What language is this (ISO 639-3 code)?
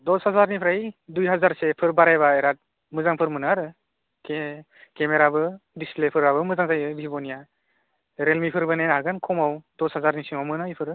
brx